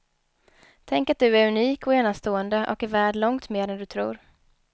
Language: Swedish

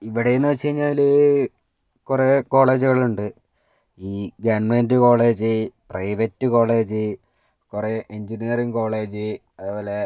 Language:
Malayalam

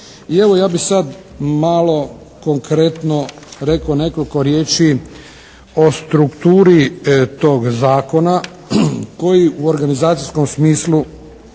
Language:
Croatian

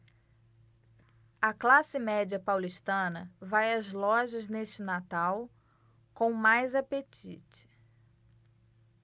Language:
Portuguese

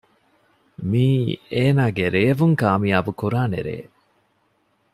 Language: Divehi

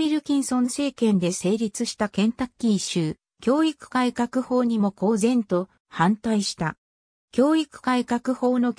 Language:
Japanese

